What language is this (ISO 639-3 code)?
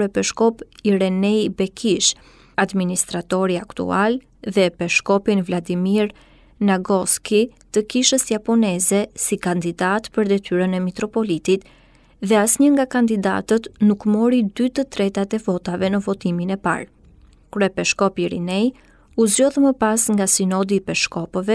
ron